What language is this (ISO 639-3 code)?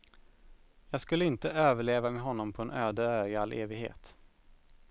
swe